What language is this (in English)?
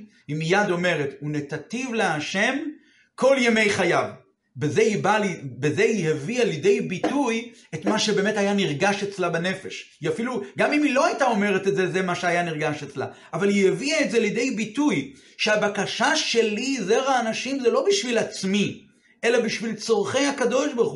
Hebrew